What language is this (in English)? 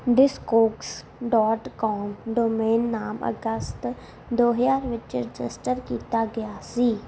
Punjabi